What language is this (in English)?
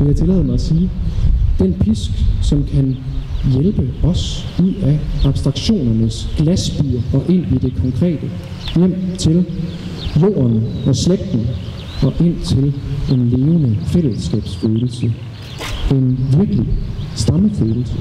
Danish